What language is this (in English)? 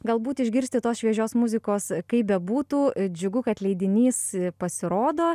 Lithuanian